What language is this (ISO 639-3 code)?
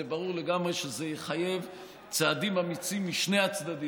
heb